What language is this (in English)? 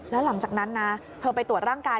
Thai